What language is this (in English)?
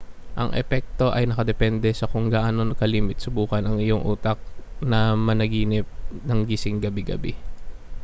Filipino